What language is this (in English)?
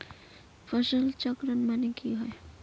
Magahi